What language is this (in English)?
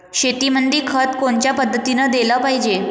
Marathi